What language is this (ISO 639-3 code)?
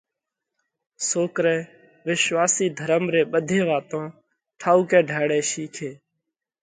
kvx